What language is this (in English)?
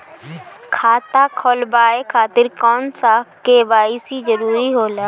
Bhojpuri